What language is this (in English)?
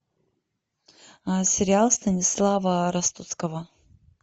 Russian